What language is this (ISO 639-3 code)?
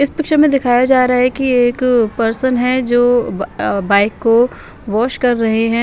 hin